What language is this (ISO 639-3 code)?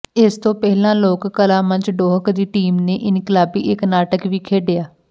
pan